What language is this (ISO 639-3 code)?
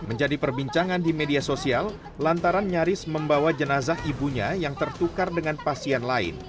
ind